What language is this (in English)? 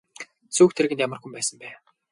Mongolian